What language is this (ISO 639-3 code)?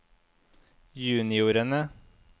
nor